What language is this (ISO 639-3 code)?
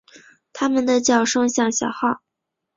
zho